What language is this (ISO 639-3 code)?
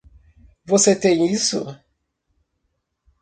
por